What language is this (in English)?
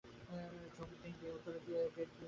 Bangla